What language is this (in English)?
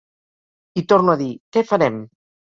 Catalan